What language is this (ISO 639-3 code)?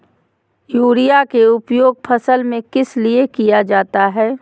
mag